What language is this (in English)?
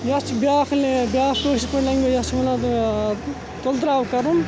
Kashmiri